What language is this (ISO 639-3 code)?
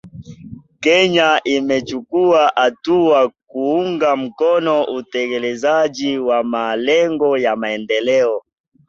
swa